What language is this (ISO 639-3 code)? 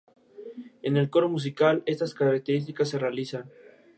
spa